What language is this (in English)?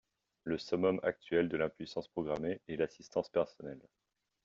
French